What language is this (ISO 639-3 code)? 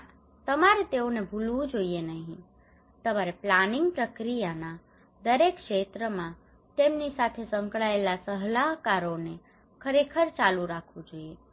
guj